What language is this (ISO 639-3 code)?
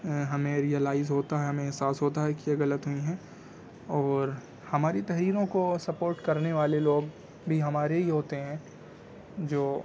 urd